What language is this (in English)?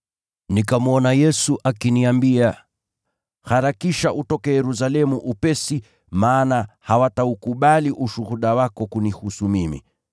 Swahili